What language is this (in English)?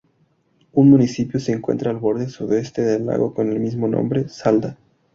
Spanish